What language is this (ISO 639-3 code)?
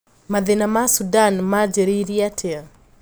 kik